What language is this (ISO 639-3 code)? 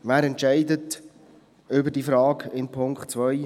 gsw